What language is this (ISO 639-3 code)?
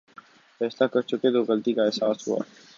urd